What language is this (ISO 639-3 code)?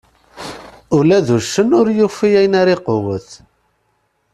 kab